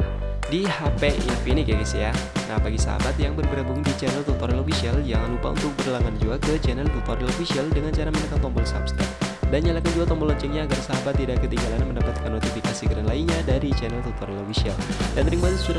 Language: Indonesian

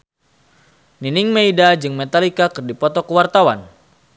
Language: Sundanese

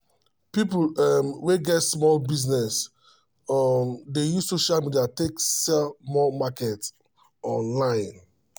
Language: Nigerian Pidgin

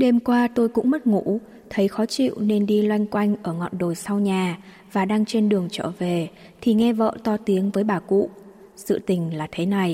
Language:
Vietnamese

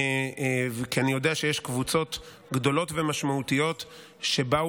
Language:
Hebrew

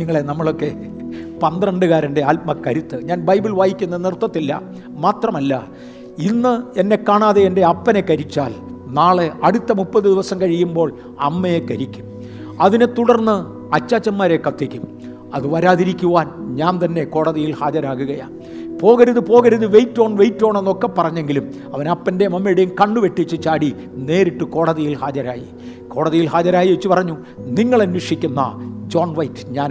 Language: Malayalam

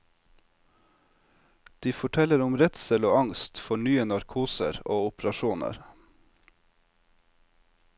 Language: Norwegian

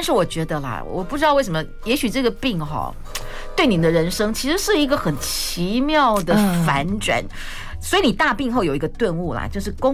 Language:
Chinese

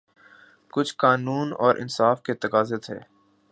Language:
Urdu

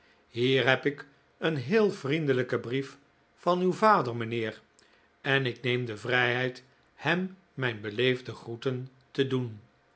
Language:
Dutch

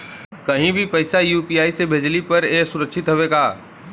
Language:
Bhojpuri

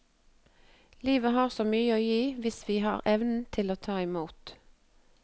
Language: Norwegian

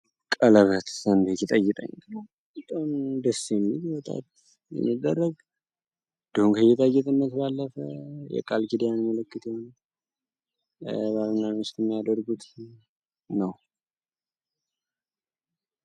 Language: Amharic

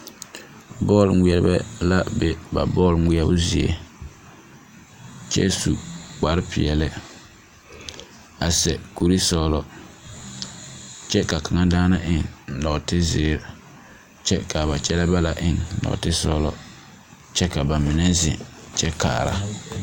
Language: Southern Dagaare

